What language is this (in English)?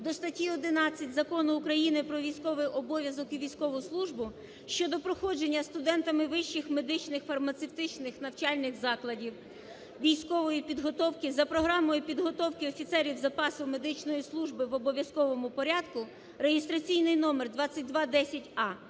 Ukrainian